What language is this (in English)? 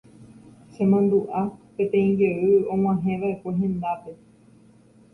Guarani